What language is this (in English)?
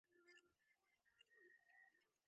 Divehi